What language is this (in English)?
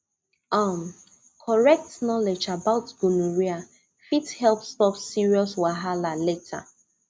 Nigerian Pidgin